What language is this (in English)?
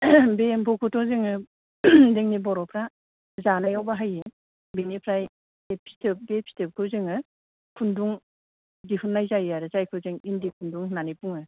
Bodo